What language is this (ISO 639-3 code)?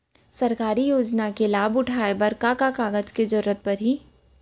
hne